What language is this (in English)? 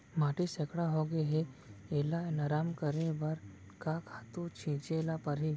Chhattisgarhi